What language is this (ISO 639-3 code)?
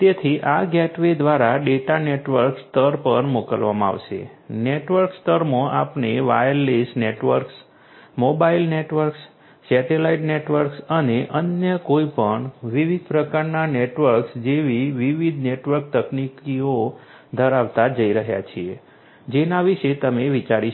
guj